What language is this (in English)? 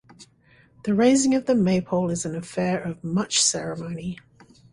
English